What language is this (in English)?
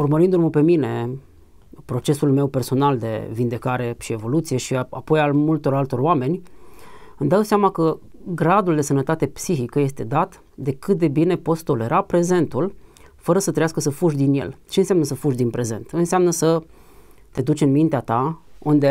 Romanian